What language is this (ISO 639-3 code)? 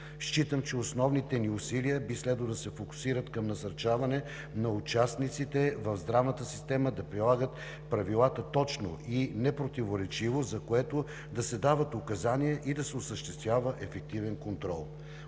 bul